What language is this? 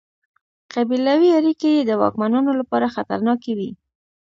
Pashto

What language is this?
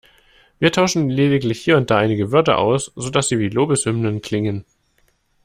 German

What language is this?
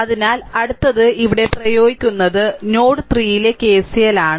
Malayalam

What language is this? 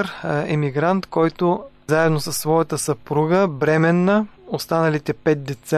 Bulgarian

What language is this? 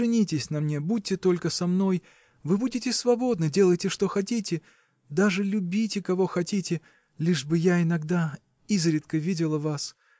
Russian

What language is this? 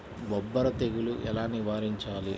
Telugu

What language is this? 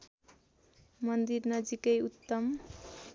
Nepali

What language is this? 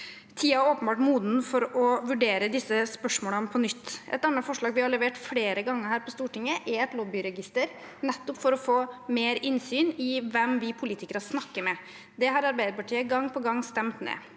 Norwegian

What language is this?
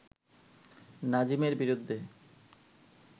Bangla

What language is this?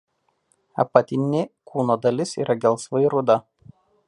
Lithuanian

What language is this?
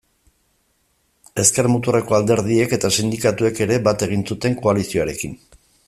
Basque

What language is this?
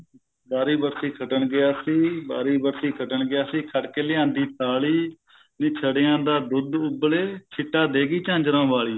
Punjabi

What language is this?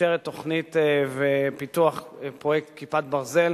Hebrew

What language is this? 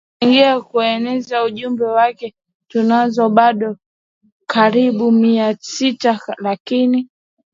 Swahili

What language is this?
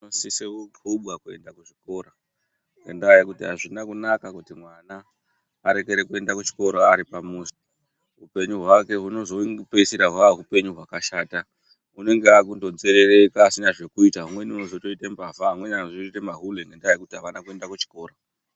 Ndau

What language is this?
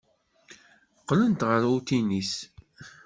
Kabyle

